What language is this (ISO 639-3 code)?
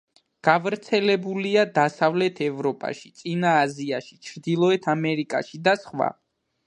kat